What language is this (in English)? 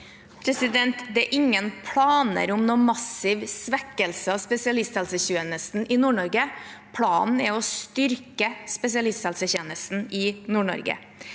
Norwegian